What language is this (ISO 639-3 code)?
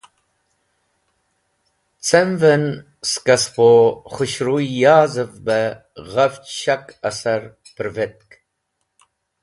wbl